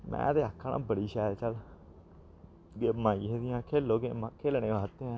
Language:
Dogri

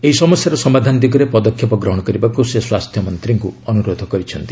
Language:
Odia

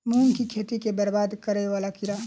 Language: Maithili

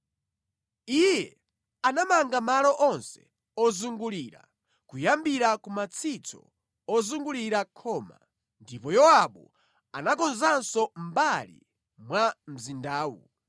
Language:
Nyanja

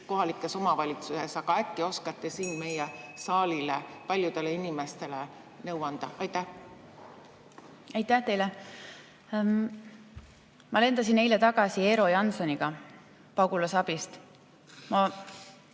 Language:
Estonian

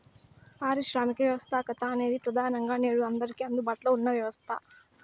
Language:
Telugu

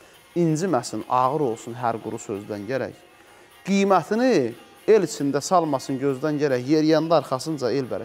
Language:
Turkish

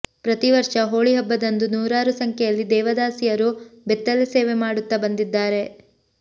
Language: Kannada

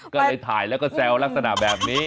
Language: Thai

